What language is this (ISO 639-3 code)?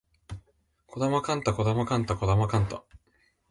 jpn